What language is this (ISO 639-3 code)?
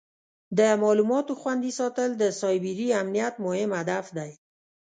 pus